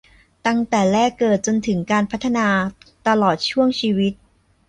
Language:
Thai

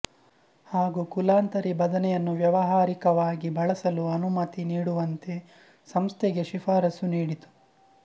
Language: Kannada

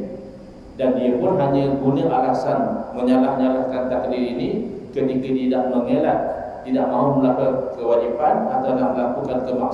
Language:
Malay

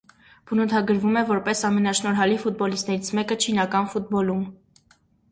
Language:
Armenian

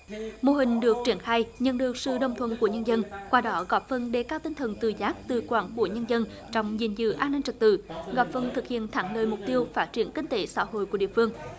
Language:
Vietnamese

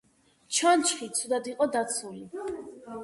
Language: Georgian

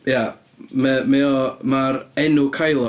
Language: Welsh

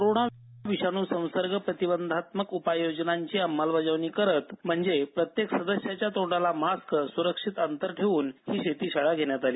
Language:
Marathi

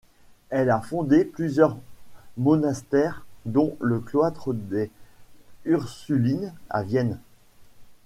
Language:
French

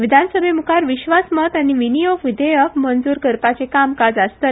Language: Konkani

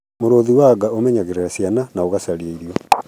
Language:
Kikuyu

